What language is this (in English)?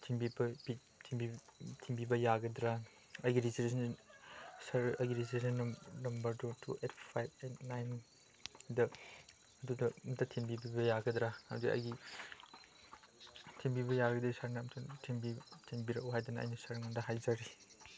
Manipuri